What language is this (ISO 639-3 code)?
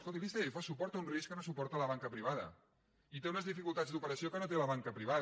cat